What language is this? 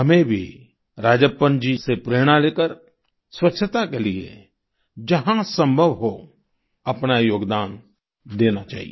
Hindi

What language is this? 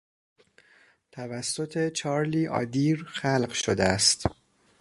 Persian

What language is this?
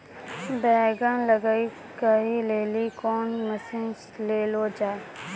Maithili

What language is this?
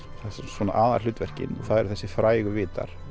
Icelandic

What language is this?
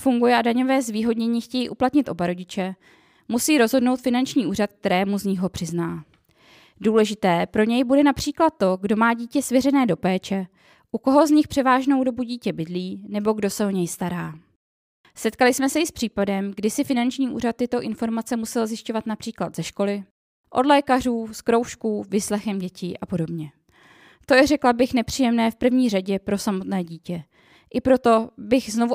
Czech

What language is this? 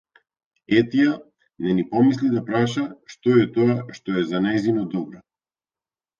Macedonian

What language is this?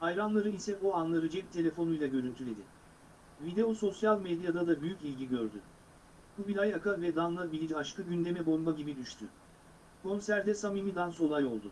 Turkish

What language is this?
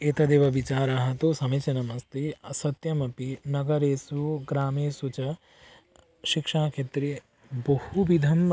Sanskrit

